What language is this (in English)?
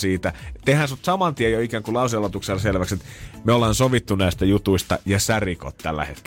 Finnish